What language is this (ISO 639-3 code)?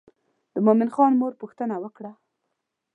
pus